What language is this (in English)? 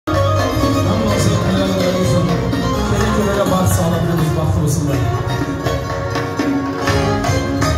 Arabic